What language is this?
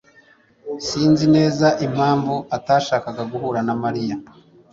Kinyarwanda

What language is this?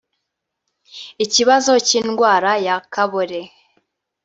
Kinyarwanda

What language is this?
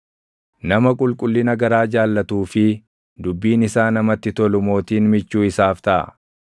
Oromo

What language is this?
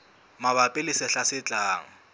Southern Sotho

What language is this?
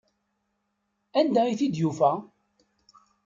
Kabyle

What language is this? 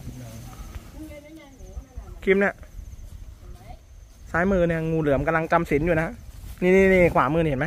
Thai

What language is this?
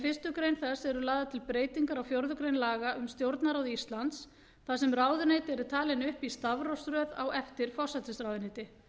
Icelandic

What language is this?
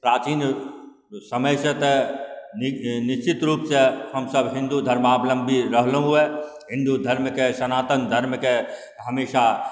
Maithili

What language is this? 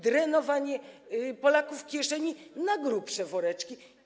Polish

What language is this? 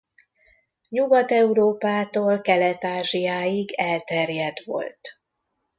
Hungarian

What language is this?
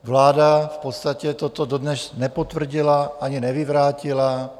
Czech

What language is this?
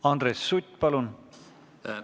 Estonian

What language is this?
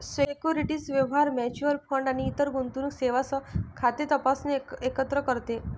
Marathi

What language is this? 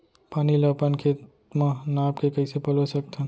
Chhattisgarhi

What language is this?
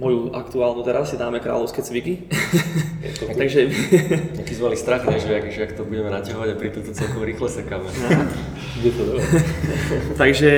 Slovak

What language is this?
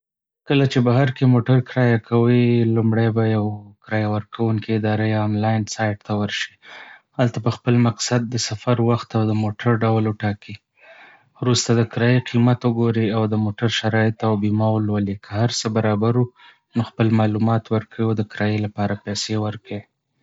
Pashto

